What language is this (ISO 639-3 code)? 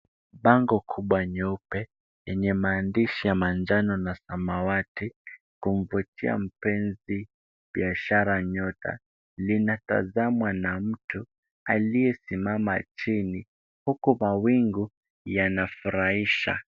swa